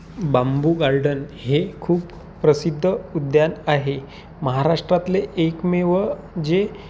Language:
Marathi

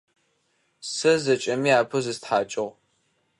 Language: Adyghe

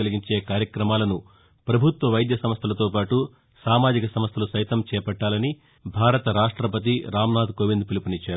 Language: Telugu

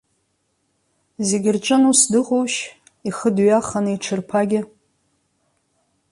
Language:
Abkhazian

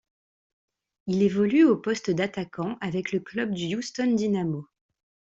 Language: French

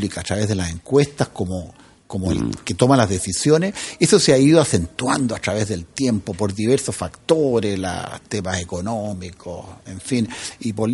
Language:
Spanish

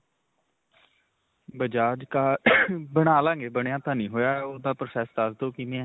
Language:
Punjabi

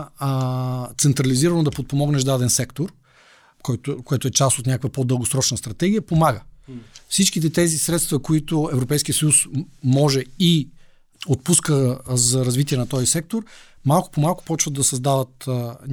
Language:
Bulgarian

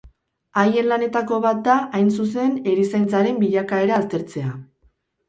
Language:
Basque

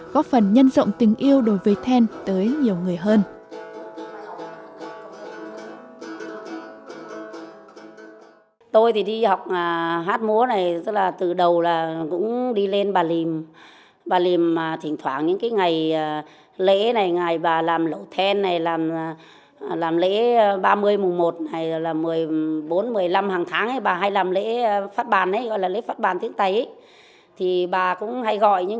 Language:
Vietnamese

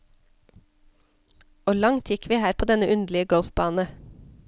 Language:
Norwegian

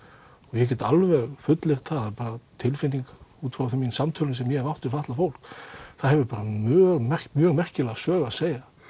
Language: Icelandic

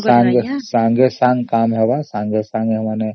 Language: Odia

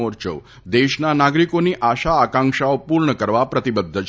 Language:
Gujarati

